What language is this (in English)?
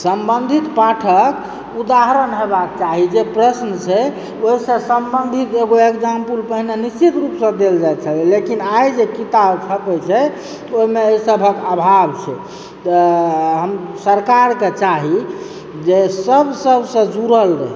Maithili